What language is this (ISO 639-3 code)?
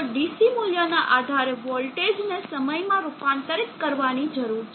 guj